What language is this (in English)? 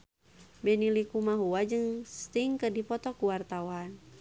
Sundanese